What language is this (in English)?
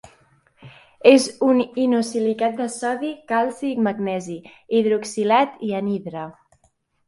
Catalan